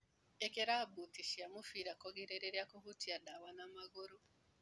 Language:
Kikuyu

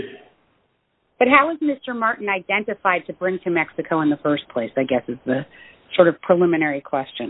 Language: English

